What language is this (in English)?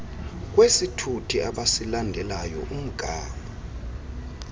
Xhosa